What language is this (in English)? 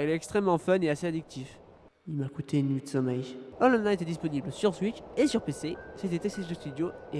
French